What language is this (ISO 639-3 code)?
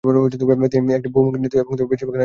ben